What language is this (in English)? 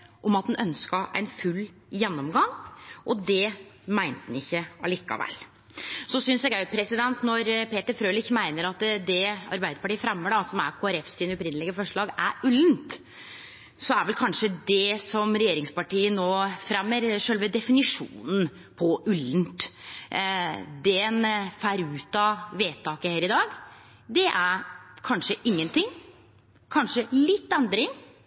Norwegian Nynorsk